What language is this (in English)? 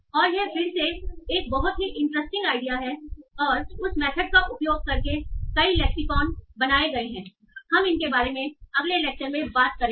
Hindi